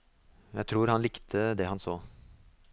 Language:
Norwegian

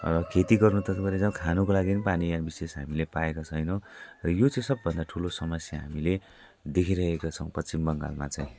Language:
Nepali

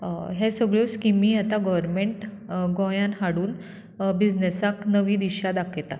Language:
Konkani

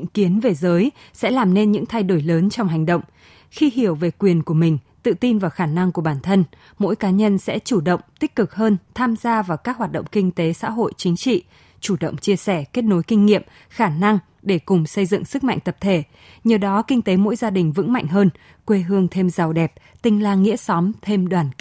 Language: Vietnamese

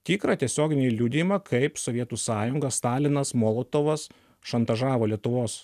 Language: Lithuanian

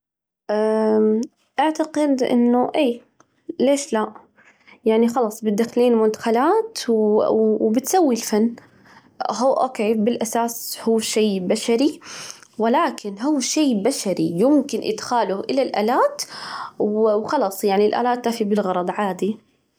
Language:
Najdi Arabic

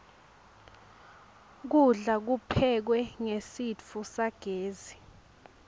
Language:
Swati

